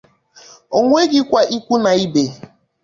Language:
Igbo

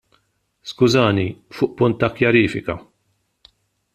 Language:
Maltese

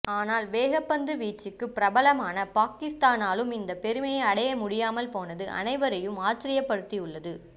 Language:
Tamil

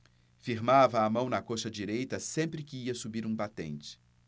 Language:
Portuguese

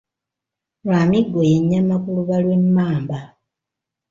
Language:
Ganda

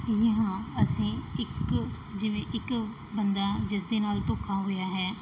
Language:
Punjabi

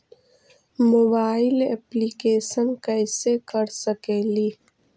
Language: Magahi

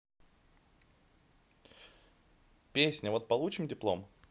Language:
Russian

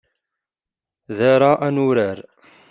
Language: Kabyle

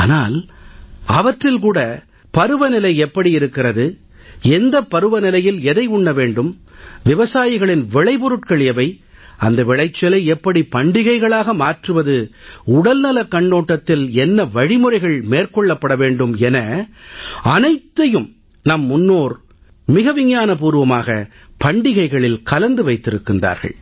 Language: Tamil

